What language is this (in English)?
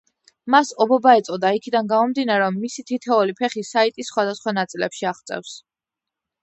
Georgian